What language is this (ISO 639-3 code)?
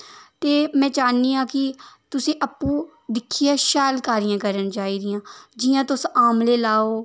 doi